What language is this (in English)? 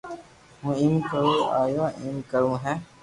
Loarki